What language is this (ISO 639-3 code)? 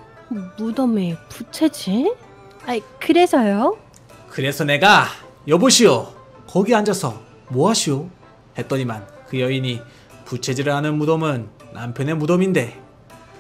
kor